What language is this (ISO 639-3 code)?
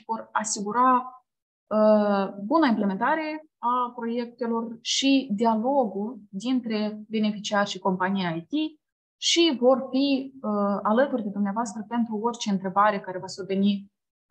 ron